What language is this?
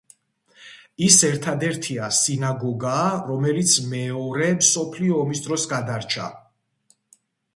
Georgian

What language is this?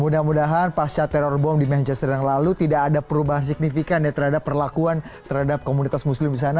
Indonesian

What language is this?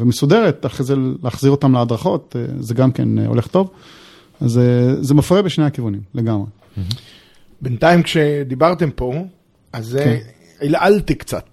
Hebrew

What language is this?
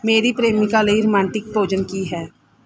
Punjabi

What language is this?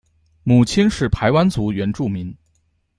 Chinese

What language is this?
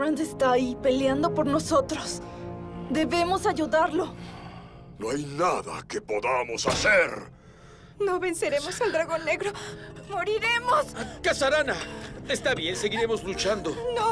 Spanish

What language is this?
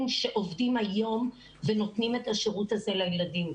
Hebrew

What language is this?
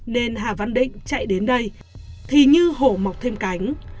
Vietnamese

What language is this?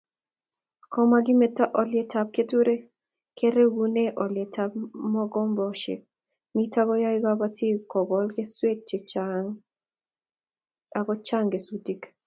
Kalenjin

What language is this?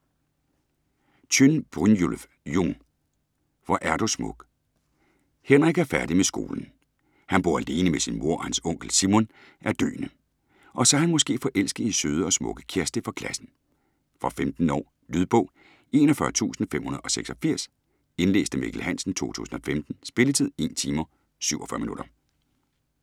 Danish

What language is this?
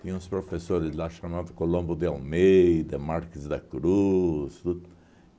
Portuguese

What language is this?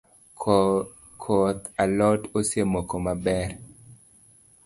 Luo (Kenya and Tanzania)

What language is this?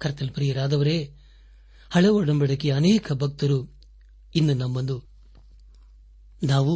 Kannada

